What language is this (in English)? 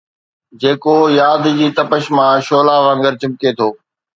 Sindhi